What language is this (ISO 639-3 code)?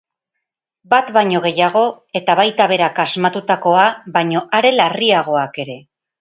eus